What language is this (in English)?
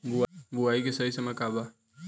Bhojpuri